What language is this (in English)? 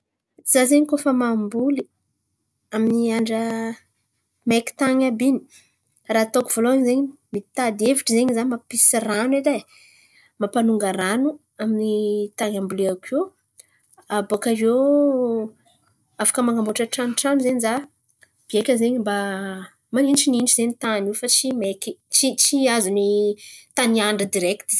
Antankarana Malagasy